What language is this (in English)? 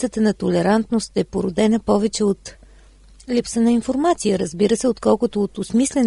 Bulgarian